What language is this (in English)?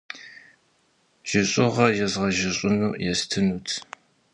Kabardian